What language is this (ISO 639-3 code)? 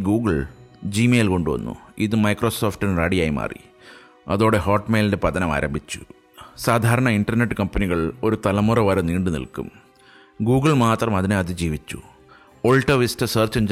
mal